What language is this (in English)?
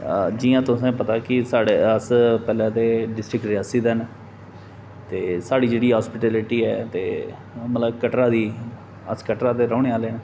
Dogri